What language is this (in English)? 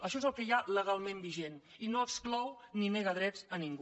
Catalan